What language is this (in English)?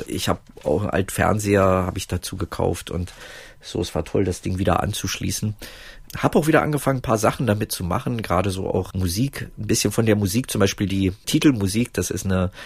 German